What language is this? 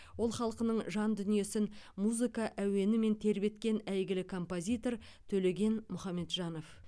Kazakh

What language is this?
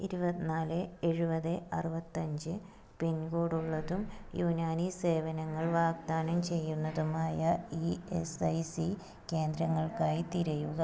Malayalam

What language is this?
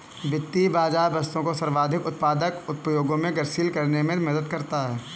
Hindi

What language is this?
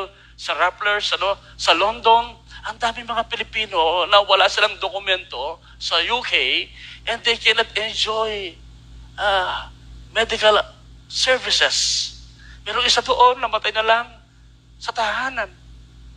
Filipino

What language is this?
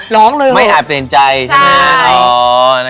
Thai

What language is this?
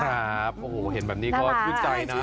Thai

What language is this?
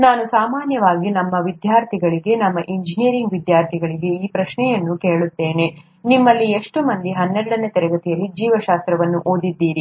Kannada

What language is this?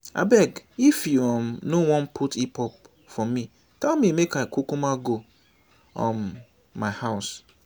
Nigerian Pidgin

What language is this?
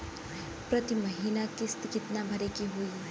Bhojpuri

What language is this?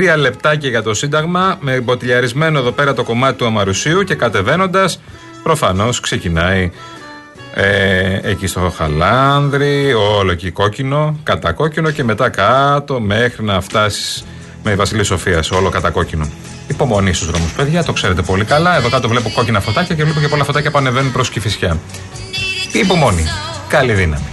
Greek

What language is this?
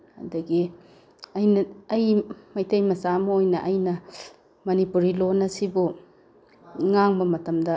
Manipuri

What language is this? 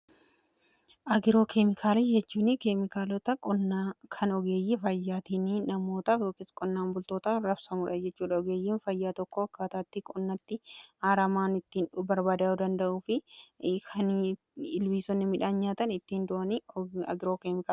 Oromo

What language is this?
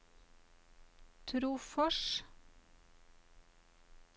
Norwegian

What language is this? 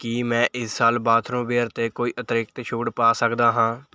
Punjabi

